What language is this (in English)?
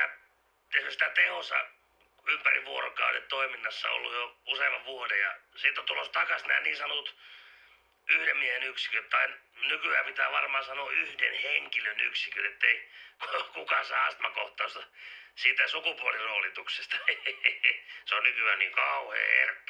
Finnish